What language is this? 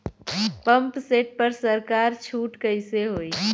Bhojpuri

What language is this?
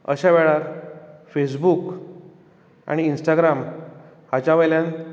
Konkani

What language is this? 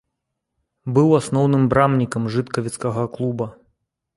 Belarusian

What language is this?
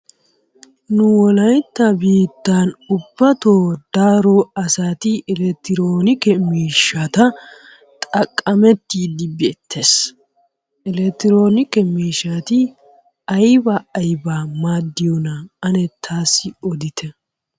Wolaytta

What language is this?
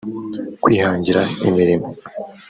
Kinyarwanda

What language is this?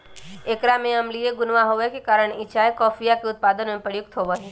Magahi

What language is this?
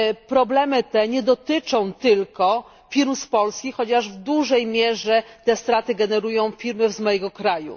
Polish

